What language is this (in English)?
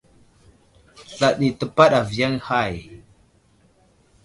Wuzlam